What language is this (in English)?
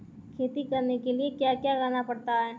Hindi